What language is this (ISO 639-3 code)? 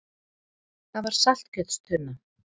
isl